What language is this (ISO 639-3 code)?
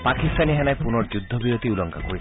asm